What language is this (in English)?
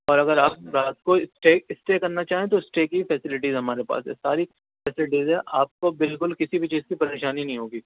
Urdu